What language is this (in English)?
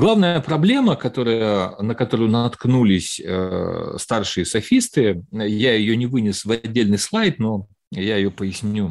Russian